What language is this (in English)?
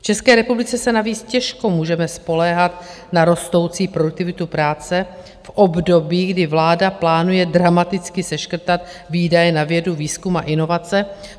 Czech